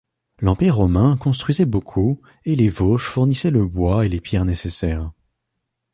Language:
French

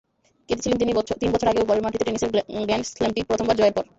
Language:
Bangla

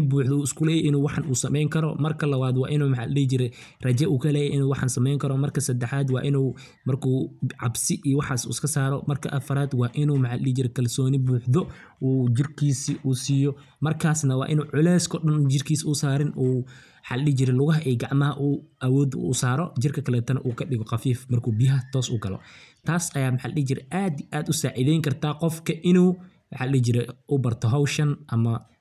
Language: Somali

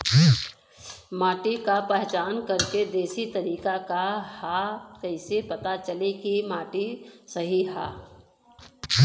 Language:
Bhojpuri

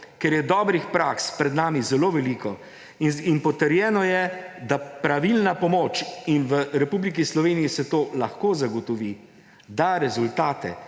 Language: Slovenian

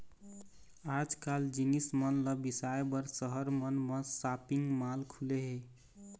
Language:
Chhattisgarhi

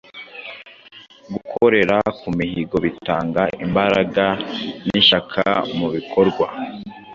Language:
Kinyarwanda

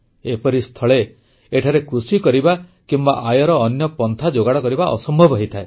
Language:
Odia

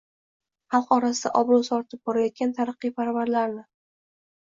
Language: Uzbek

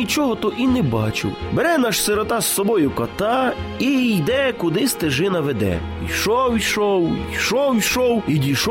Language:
Ukrainian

